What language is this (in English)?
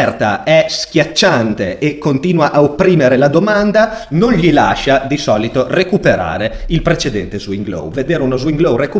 Italian